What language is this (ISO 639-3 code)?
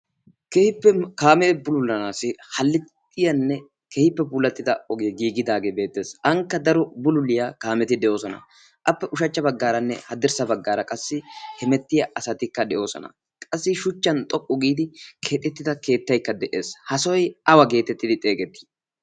wal